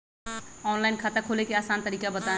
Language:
Magahi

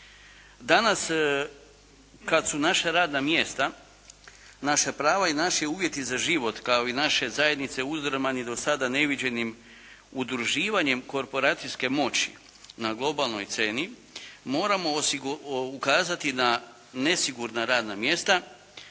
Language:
Croatian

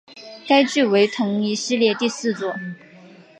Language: Chinese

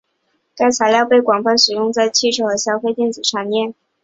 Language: Chinese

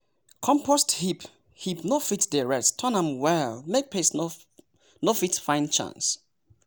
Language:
Nigerian Pidgin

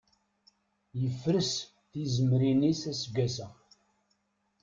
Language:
Kabyle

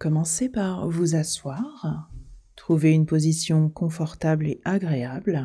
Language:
French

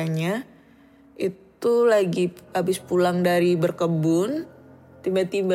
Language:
Indonesian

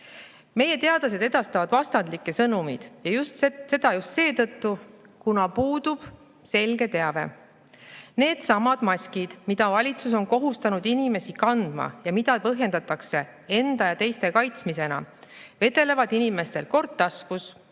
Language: Estonian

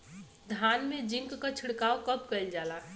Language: Bhojpuri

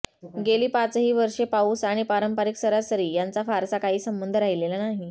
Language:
Marathi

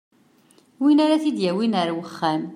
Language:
Kabyle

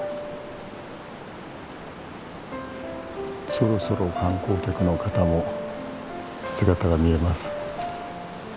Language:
Japanese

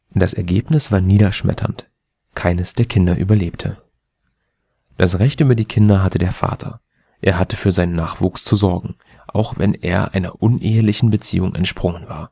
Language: German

